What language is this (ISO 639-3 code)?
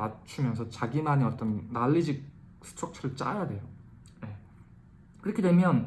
kor